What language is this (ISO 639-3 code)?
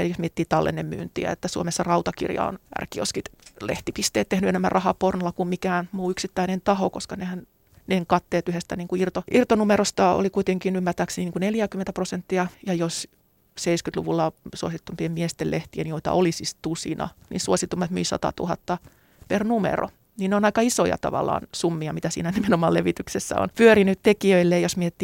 fin